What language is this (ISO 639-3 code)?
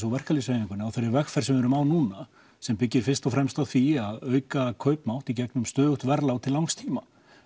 isl